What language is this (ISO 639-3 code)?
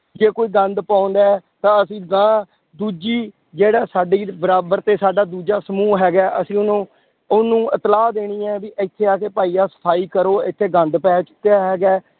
pan